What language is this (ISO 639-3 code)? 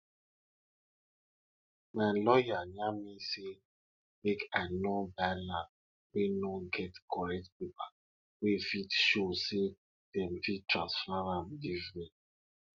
pcm